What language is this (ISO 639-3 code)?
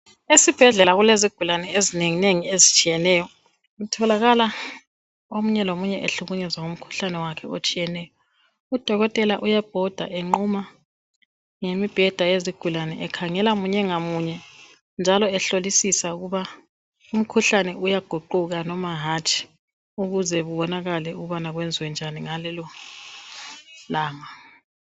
nde